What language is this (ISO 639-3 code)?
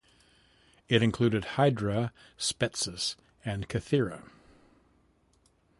eng